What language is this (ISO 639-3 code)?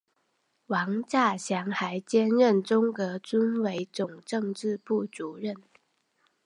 zho